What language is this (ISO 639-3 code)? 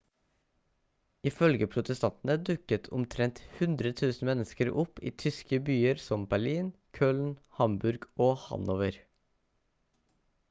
nob